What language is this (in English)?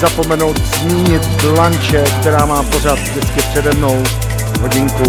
Czech